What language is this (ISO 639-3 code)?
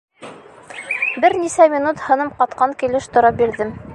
bak